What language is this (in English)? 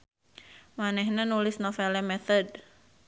Sundanese